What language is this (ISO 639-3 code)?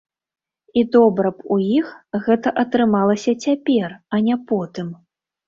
bel